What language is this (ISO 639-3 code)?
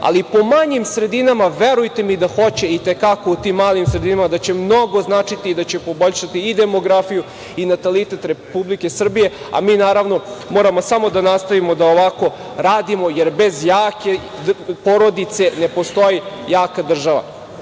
srp